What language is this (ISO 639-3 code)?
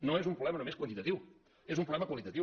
cat